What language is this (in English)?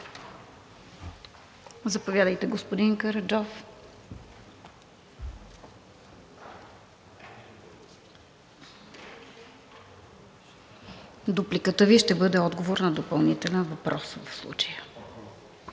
Bulgarian